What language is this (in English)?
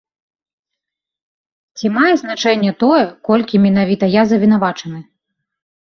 Belarusian